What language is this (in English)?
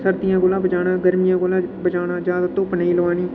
Dogri